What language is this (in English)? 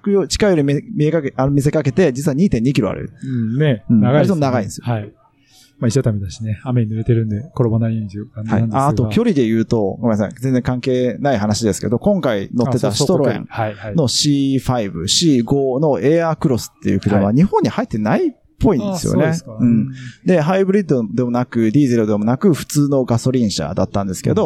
Japanese